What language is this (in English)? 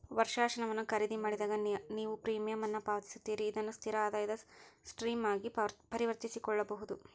Kannada